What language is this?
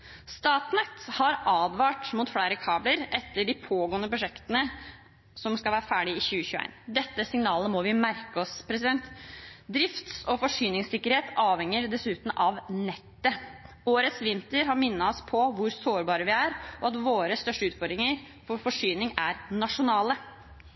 Norwegian Bokmål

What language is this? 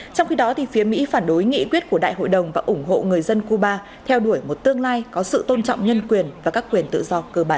Vietnamese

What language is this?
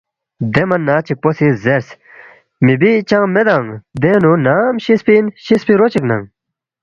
Balti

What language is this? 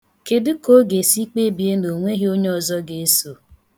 Igbo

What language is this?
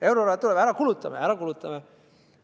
Estonian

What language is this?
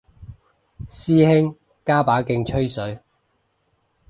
Cantonese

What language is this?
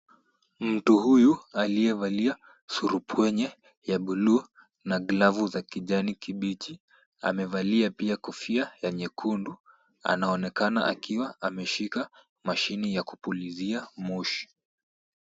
Swahili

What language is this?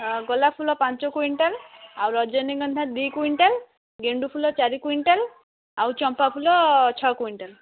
Odia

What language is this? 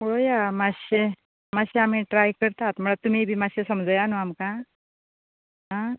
Konkani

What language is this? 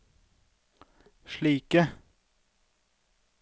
Norwegian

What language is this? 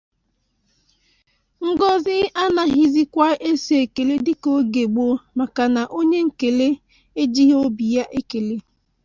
Igbo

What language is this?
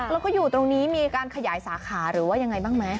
Thai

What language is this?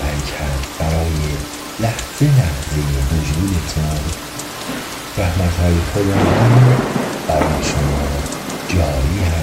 Persian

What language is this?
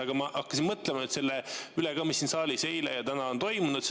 Estonian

